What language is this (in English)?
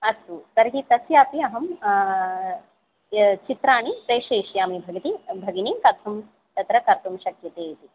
Sanskrit